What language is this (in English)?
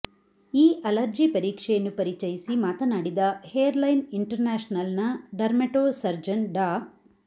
Kannada